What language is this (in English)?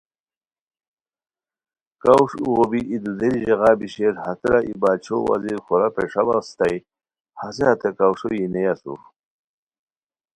Khowar